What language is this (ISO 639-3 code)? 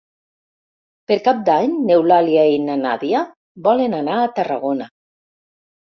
cat